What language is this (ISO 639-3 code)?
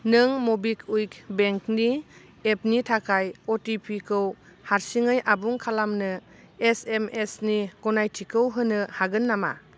brx